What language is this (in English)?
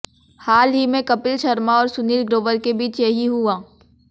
Hindi